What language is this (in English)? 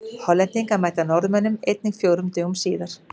Icelandic